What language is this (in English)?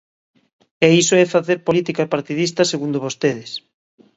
Galician